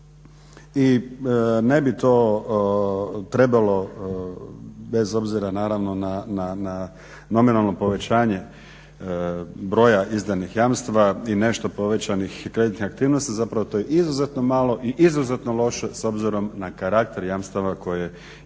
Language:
Croatian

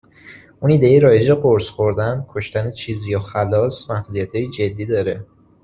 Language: Persian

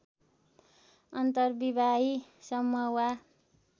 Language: Nepali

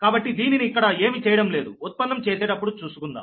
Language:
Telugu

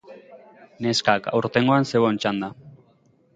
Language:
Basque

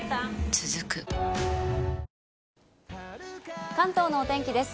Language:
Japanese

